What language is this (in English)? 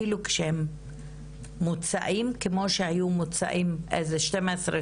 Hebrew